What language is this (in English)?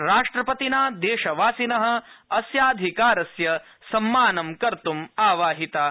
Sanskrit